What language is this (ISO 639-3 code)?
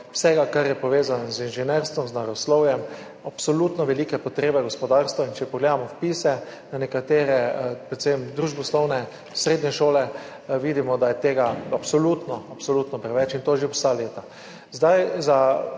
slv